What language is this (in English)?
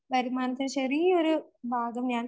Malayalam